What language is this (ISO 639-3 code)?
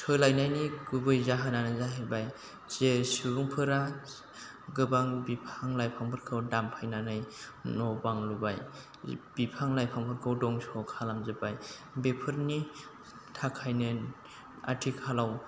brx